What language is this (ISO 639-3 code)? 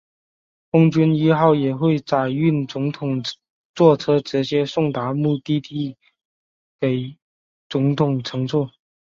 zho